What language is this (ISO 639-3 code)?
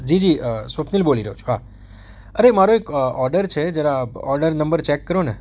guj